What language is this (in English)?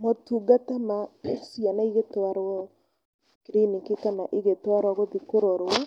Kikuyu